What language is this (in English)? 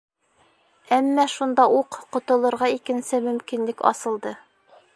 Bashkir